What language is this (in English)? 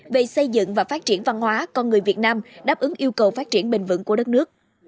Vietnamese